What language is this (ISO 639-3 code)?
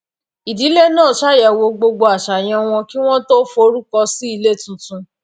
yor